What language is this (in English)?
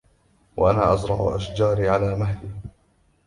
Arabic